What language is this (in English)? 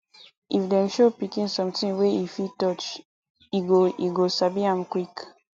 Nigerian Pidgin